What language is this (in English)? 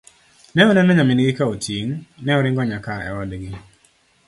Luo (Kenya and Tanzania)